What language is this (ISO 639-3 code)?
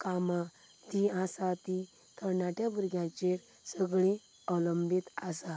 kok